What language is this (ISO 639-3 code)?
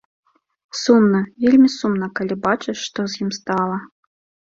bel